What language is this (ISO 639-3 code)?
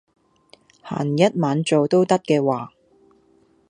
yue